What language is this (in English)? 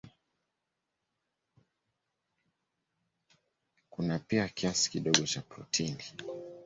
Swahili